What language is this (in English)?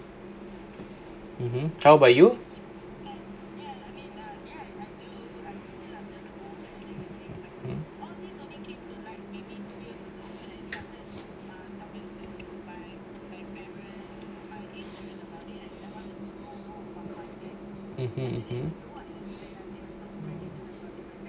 English